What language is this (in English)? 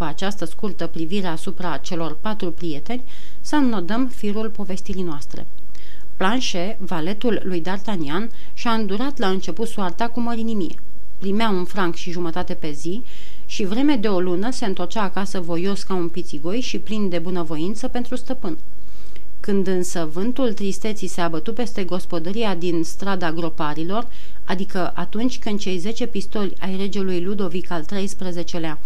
Romanian